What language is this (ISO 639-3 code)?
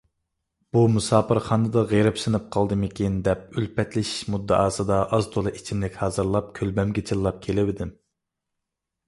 uig